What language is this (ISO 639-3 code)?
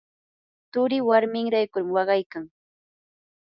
qur